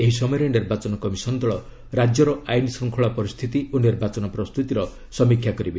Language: Odia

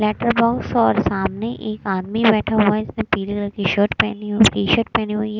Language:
Hindi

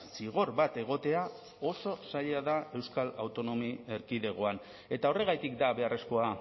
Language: Basque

